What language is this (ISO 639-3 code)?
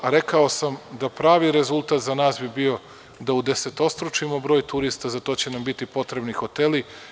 srp